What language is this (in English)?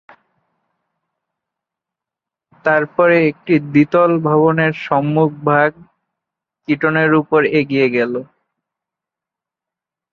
Bangla